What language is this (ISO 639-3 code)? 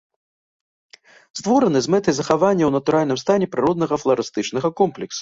bel